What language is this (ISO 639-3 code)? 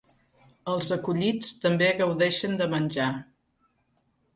cat